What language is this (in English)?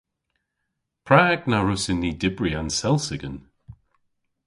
Cornish